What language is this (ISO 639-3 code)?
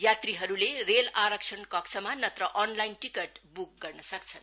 nep